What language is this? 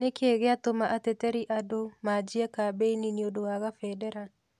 Kikuyu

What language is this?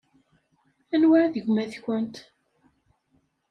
Kabyle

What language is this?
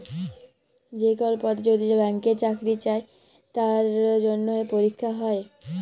Bangla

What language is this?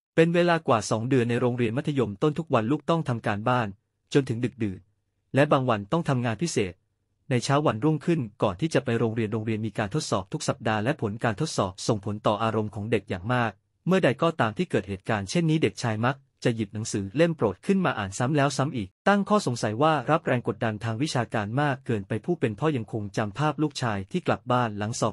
Thai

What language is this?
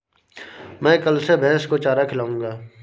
Hindi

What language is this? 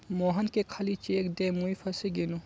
Magahi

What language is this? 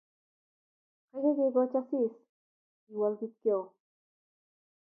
Kalenjin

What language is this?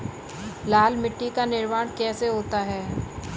Hindi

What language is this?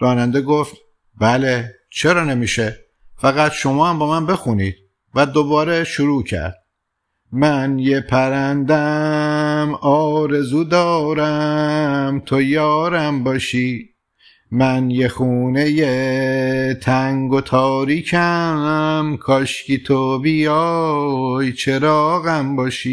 Persian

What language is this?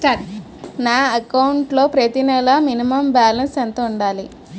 Telugu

